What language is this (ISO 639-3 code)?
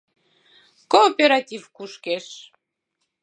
chm